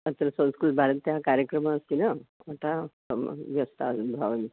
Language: Sanskrit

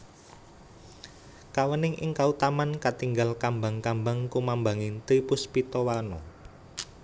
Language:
Javanese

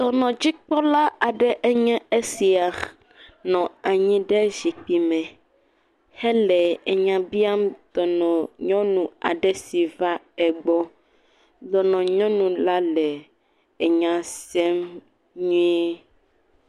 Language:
Ewe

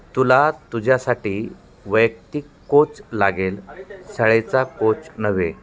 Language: Marathi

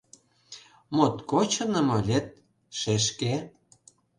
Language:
Mari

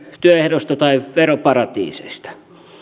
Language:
Finnish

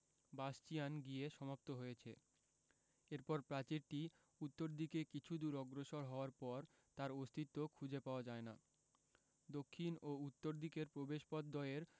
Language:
Bangla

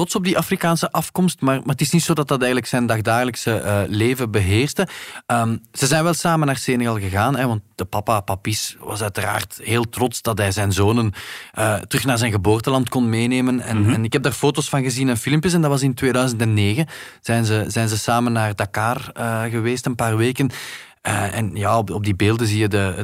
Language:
Dutch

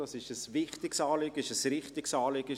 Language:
Swiss German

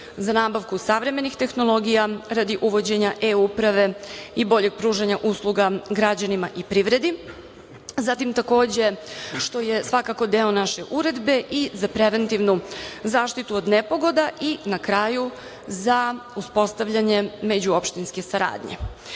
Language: Serbian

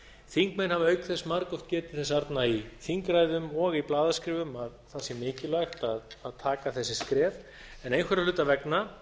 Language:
Icelandic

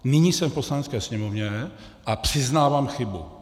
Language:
Czech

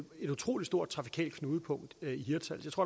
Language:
Danish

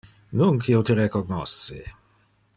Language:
Interlingua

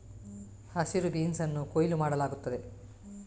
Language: Kannada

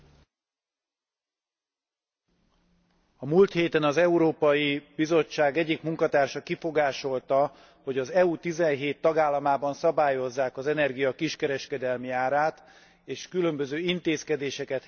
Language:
Hungarian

